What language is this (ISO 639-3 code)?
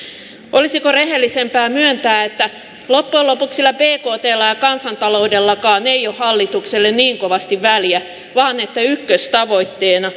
fin